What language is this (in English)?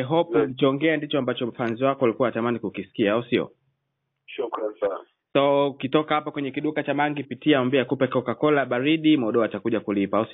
Swahili